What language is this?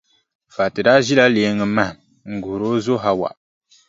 Dagbani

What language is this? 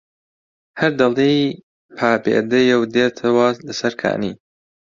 Central Kurdish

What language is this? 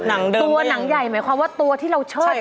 Thai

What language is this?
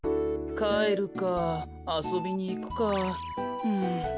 Japanese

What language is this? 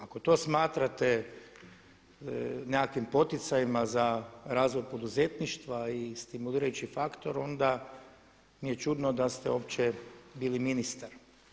Croatian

